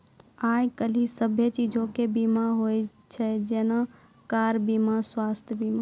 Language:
Maithili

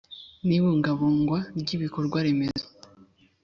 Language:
Kinyarwanda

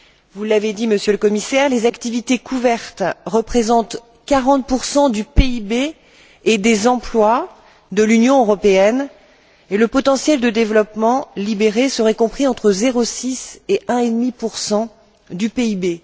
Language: French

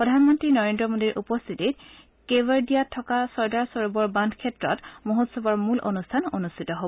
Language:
Assamese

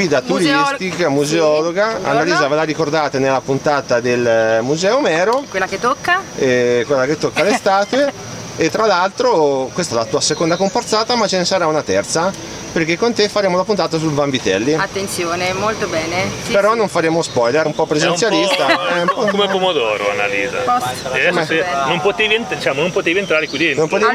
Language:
Italian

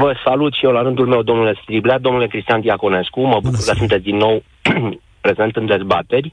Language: Romanian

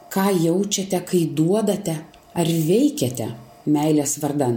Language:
Lithuanian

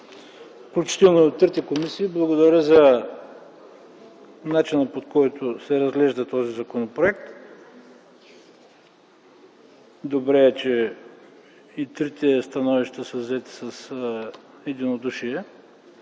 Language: Bulgarian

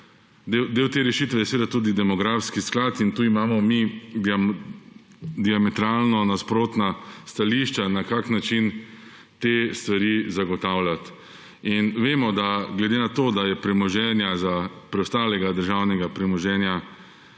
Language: Slovenian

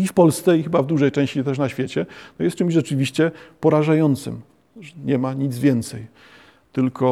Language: Polish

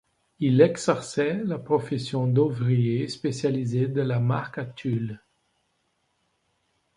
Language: French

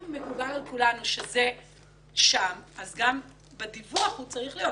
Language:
Hebrew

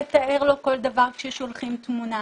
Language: Hebrew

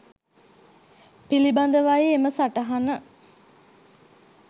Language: Sinhala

